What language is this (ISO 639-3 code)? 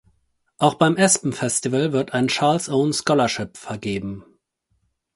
deu